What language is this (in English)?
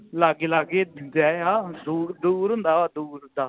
Punjabi